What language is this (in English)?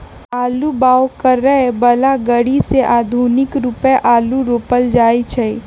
Magahi